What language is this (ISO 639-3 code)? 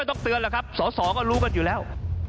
tha